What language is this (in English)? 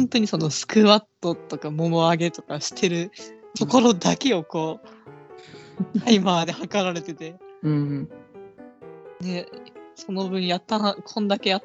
Japanese